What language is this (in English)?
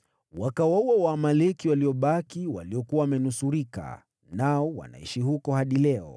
Swahili